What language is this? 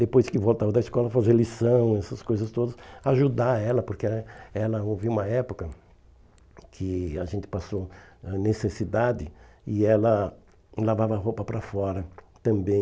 Portuguese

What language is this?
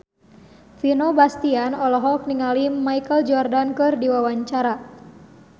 Sundanese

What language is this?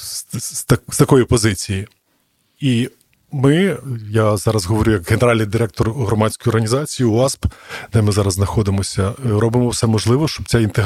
Ukrainian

